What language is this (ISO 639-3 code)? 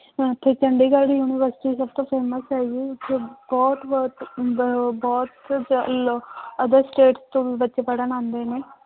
pan